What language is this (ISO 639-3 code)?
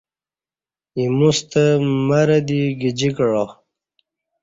bsh